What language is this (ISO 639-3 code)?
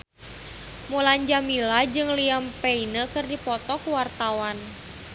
sun